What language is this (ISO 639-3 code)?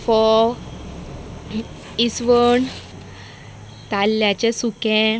kok